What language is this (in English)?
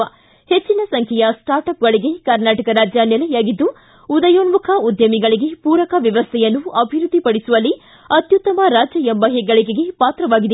Kannada